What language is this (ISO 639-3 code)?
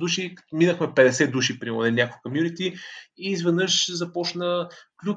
bul